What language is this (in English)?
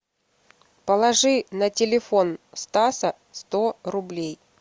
Russian